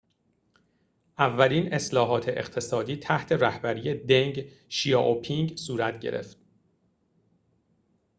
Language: Persian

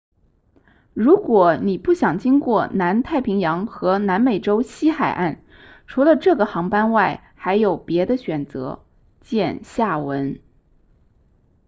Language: Chinese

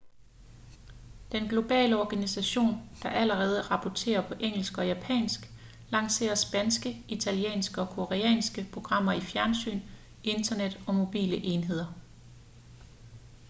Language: Danish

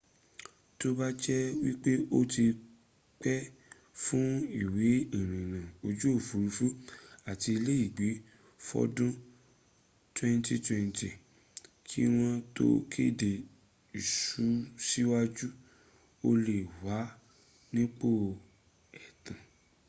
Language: Yoruba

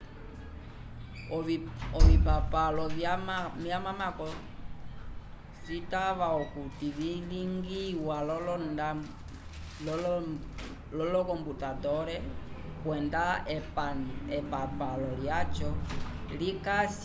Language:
Umbundu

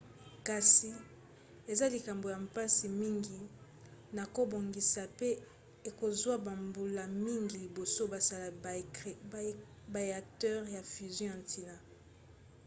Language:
Lingala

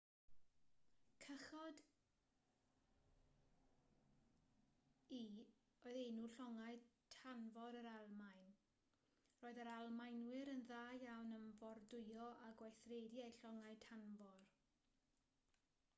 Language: Welsh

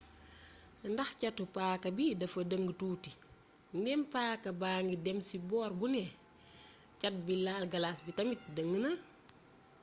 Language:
Wolof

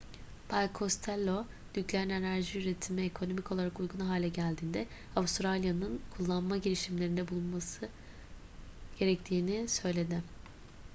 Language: Turkish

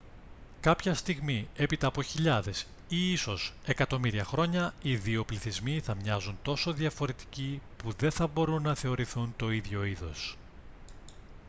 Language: Greek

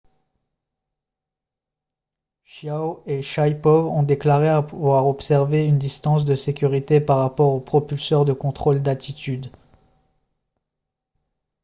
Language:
French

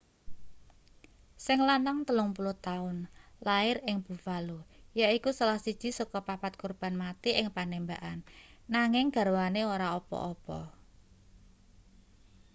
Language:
Javanese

